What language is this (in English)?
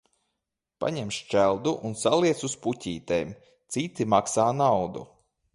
Latvian